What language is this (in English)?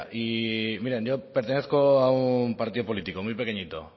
Spanish